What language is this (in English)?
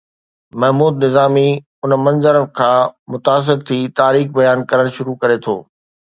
Sindhi